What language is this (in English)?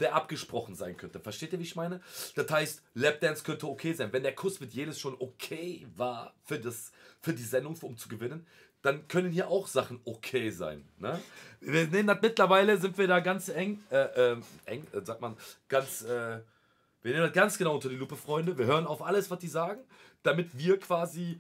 German